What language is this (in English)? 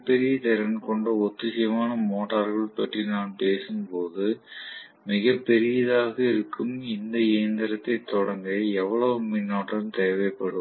Tamil